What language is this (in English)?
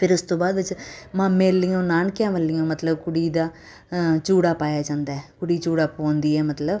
Punjabi